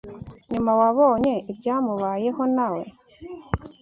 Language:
Kinyarwanda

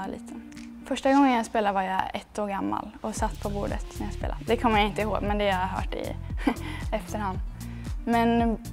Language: Swedish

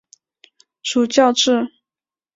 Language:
Chinese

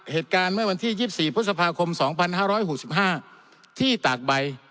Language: Thai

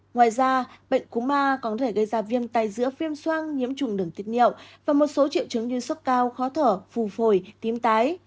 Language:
Vietnamese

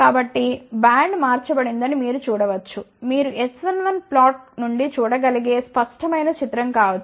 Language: Telugu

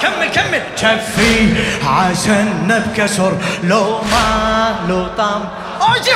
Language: Arabic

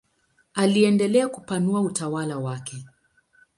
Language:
Swahili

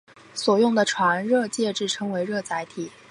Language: Chinese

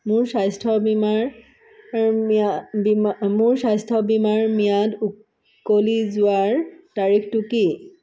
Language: Assamese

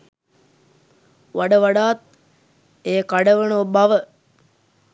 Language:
Sinhala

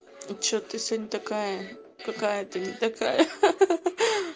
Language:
Russian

